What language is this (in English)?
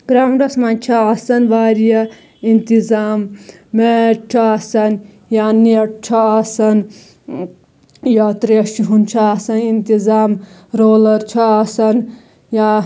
Kashmiri